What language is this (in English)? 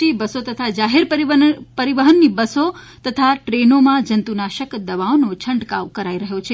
Gujarati